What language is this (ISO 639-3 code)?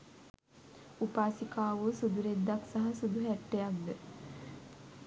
sin